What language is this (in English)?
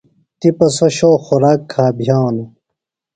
Phalura